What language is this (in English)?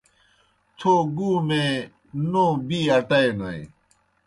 Kohistani Shina